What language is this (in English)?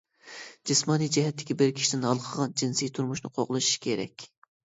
Uyghur